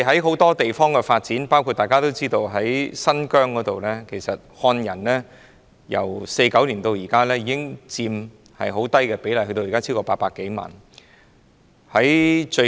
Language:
Cantonese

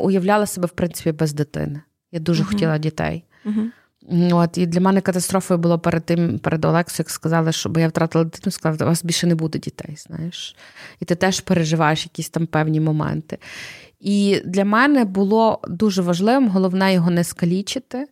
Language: Ukrainian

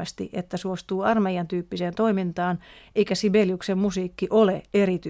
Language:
Finnish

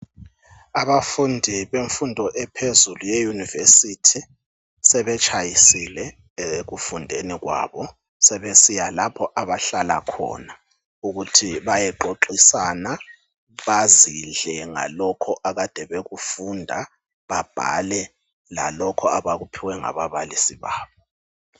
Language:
North Ndebele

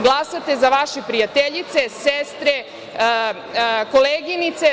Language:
Serbian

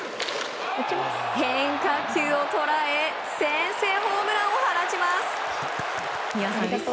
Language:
Japanese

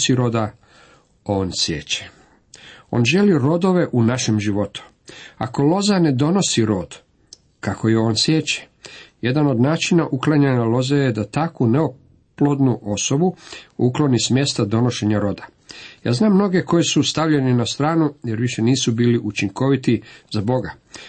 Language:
Croatian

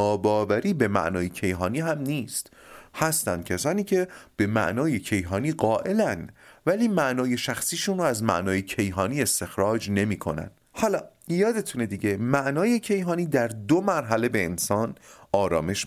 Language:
Persian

